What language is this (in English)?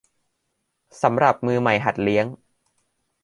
Thai